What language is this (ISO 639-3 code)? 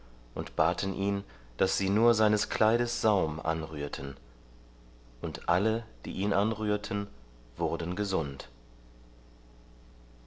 deu